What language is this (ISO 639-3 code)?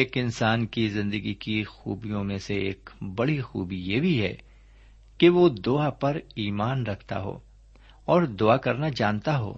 urd